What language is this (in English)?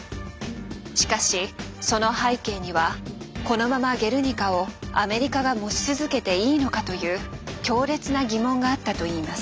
Japanese